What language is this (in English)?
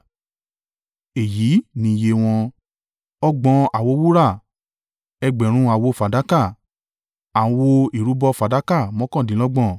Yoruba